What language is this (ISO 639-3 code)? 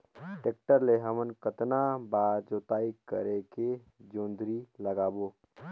hne